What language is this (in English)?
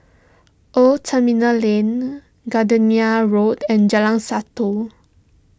English